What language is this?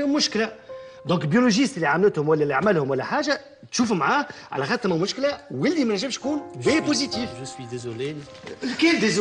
Arabic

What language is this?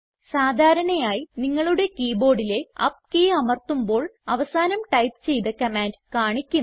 Malayalam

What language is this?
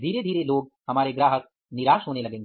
Hindi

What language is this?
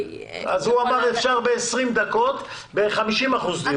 Hebrew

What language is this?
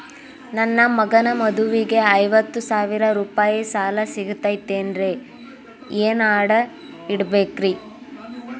Kannada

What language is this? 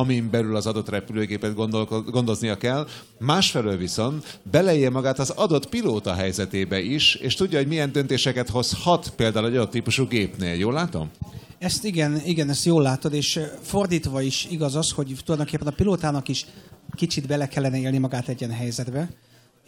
Hungarian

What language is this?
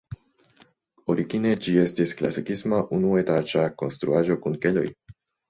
Esperanto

